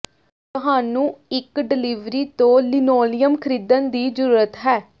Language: Punjabi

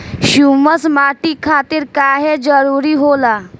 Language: Bhojpuri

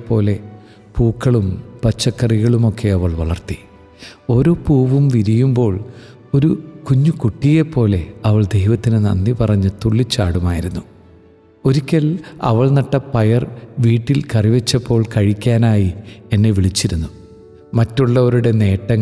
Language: Malayalam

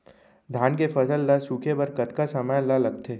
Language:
Chhattisgarhi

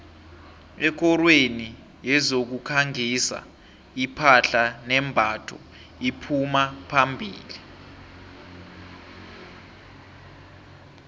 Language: South Ndebele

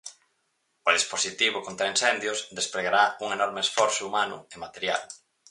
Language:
Galician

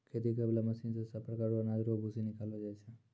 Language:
Maithili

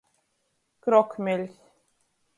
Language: Latgalian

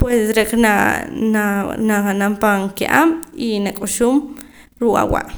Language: Poqomam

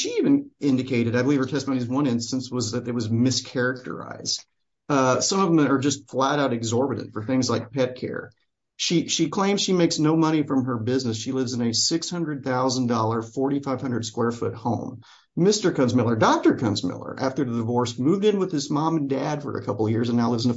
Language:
English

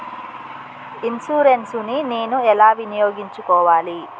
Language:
Telugu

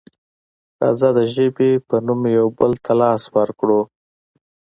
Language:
Pashto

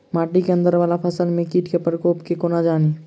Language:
Maithili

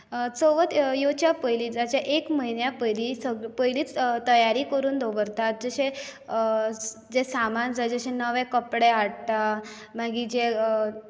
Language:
Konkani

